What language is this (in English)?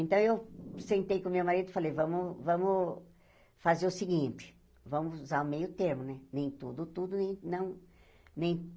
Portuguese